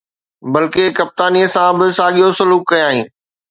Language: Sindhi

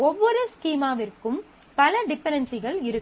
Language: Tamil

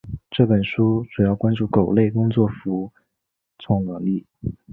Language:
Chinese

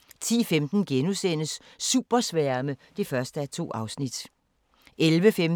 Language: Danish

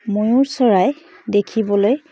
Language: Assamese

